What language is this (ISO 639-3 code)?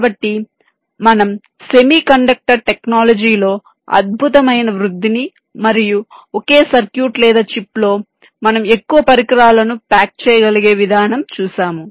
tel